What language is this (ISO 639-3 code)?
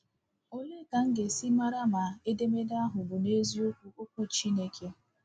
ibo